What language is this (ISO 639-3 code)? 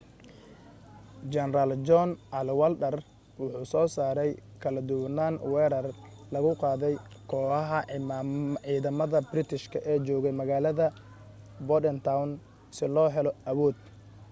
som